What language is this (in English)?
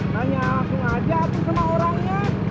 Indonesian